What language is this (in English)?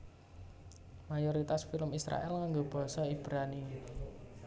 Javanese